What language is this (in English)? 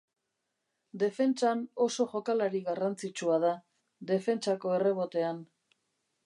Basque